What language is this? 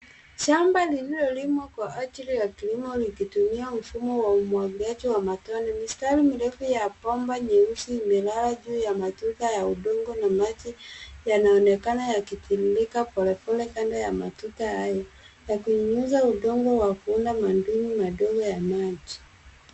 Swahili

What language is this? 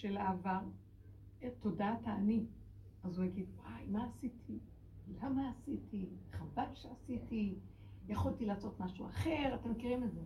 Hebrew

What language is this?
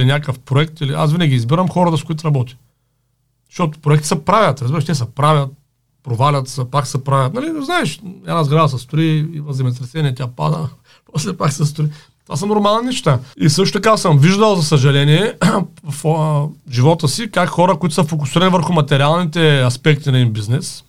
Bulgarian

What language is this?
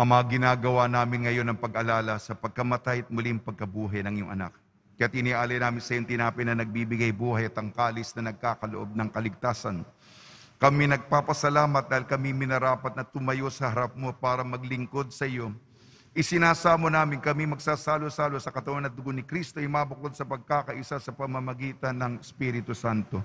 Filipino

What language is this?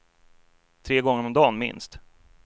Swedish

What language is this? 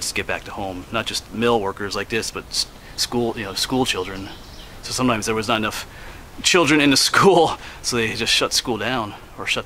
English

